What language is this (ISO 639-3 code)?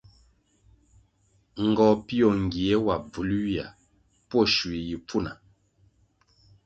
nmg